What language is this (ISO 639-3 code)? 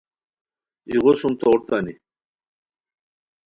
khw